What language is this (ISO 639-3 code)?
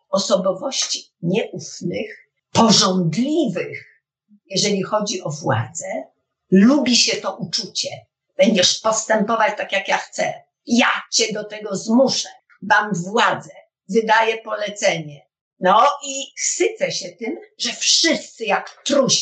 pol